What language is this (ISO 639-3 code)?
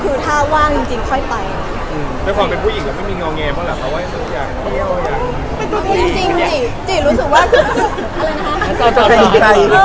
tha